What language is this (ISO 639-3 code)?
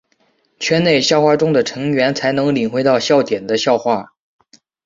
zho